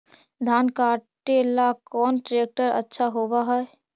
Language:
Magahi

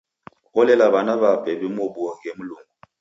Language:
Taita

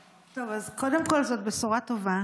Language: Hebrew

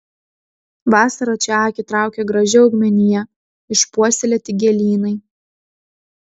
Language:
Lithuanian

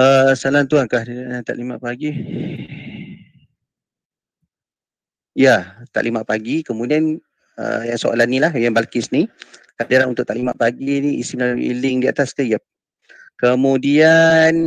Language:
Malay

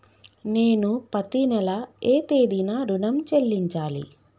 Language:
Telugu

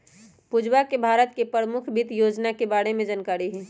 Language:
Magahi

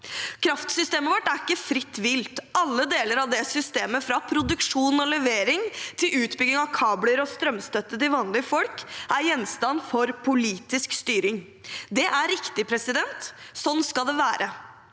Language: Norwegian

